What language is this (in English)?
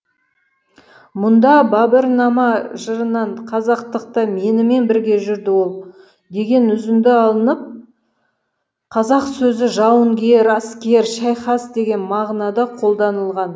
Kazakh